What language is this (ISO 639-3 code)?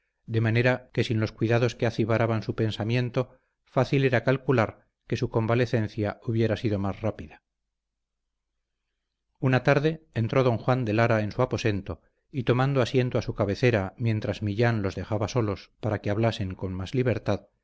spa